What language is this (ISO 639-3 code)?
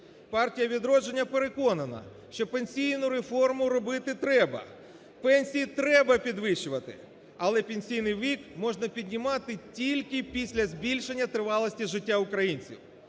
ukr